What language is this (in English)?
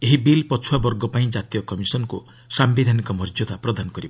Odia